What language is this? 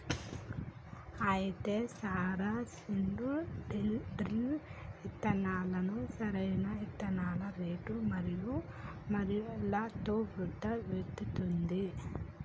Telugu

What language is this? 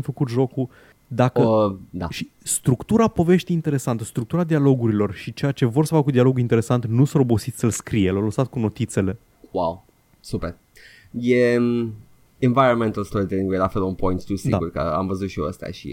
Romanian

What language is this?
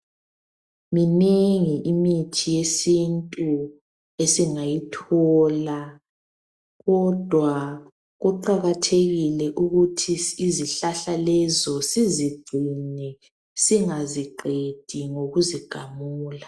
North Ndebele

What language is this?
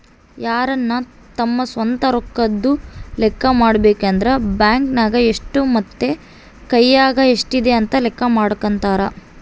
Kannada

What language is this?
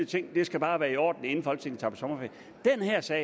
Danish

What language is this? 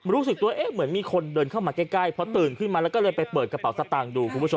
Thai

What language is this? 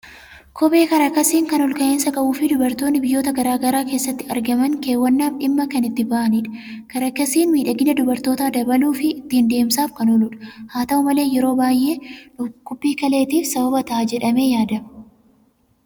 Oromo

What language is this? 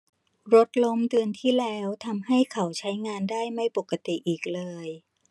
Thai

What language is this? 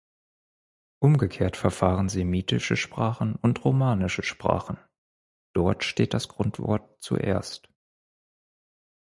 German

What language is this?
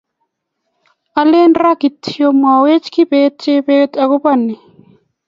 Kalenjin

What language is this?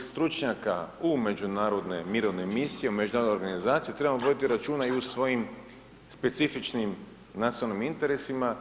Croatian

